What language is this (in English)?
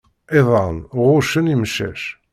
Kabyle